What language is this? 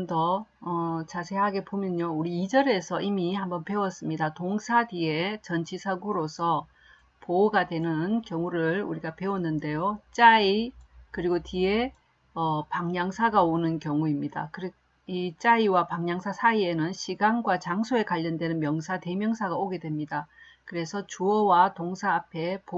Korean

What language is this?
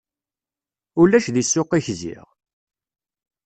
Kabyle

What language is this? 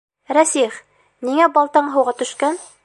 Bashkir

